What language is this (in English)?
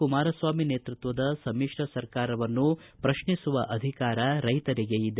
Kannada